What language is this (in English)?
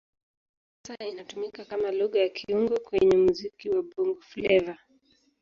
Swahili